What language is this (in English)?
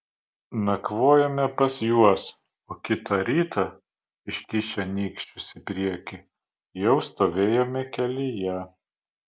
Lithuanian